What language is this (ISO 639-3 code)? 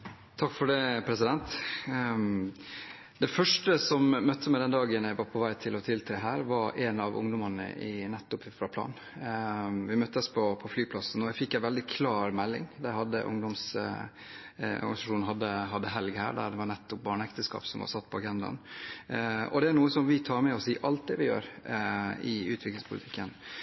nor